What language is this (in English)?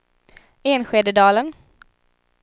Swedish